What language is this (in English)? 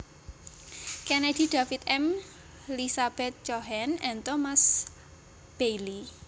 Javanese